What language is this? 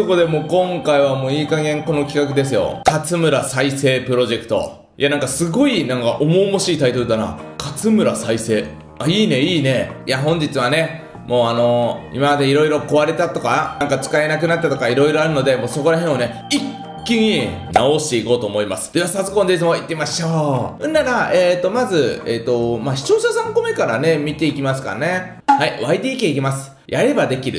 Japanese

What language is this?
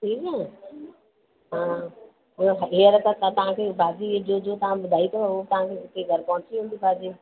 Sindhi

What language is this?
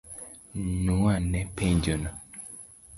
Luo (Kenya and Tanzania)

